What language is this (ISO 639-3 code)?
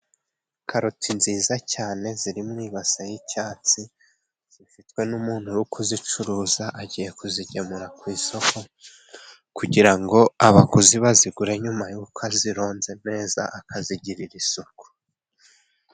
kin